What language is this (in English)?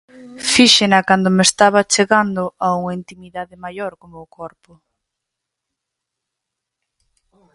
Galician